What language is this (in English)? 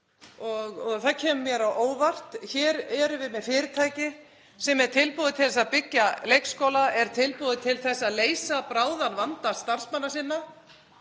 Icelandic